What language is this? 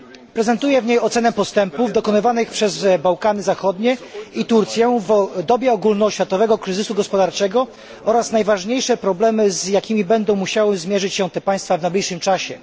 Polish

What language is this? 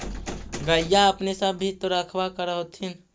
Magahi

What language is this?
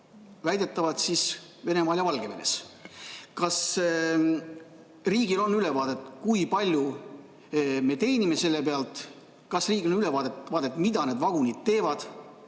Estonian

